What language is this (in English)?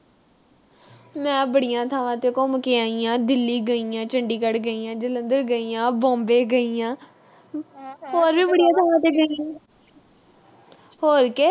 Punjabi